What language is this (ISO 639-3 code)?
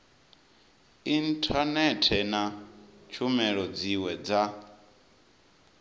ven